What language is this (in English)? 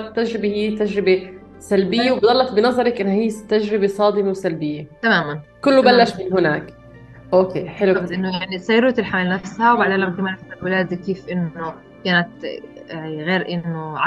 Arabic